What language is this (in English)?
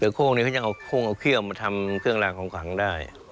Thai